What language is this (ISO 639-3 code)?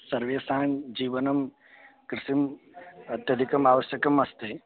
san